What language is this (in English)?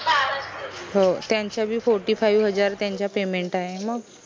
Marathi